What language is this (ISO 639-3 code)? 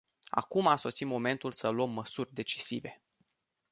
ron